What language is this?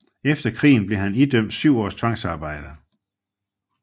Danish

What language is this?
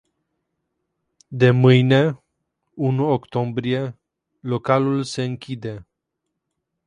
Romanian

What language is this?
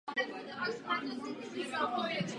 Czech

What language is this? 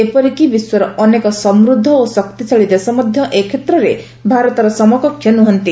Odia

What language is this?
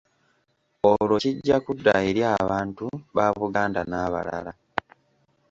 Ganda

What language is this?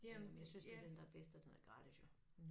Danish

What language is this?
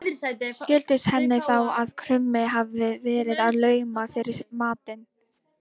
Icelandic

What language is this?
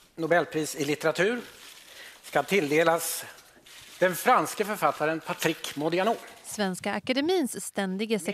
Swedish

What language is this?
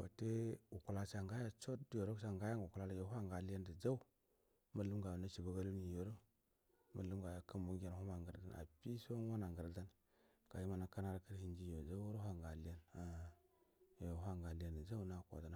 Buduma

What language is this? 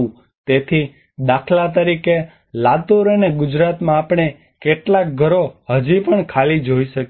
Gujarati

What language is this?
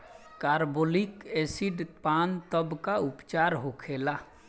Bhojpuri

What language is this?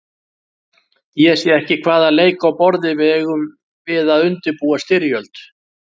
Icelandic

